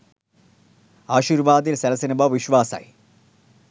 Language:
Sinhala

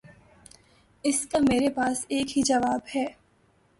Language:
Urdu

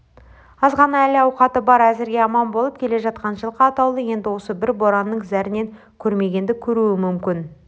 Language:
Kazakh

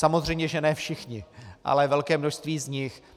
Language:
Czech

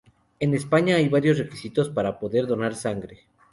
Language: Spanish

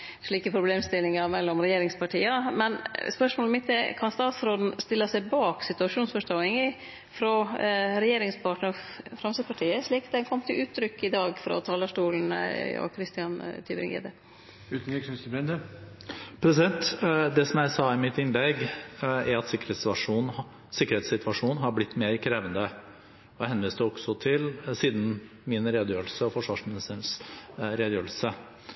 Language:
Norwegian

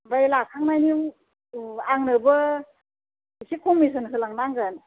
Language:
Bodo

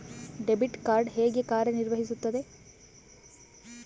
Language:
Kannada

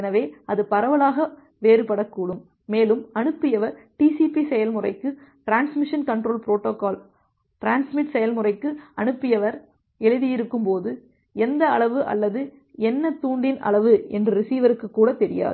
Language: Tamil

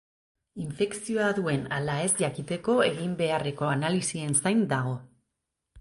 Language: Basque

